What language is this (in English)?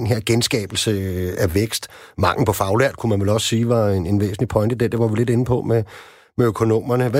Danish